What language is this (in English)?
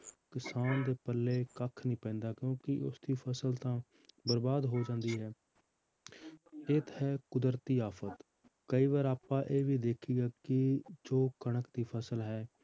Punjabi